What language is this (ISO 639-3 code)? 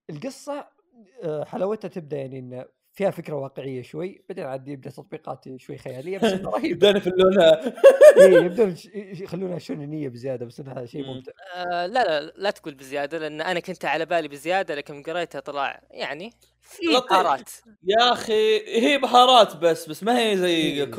ara